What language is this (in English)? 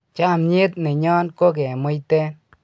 Kalenjin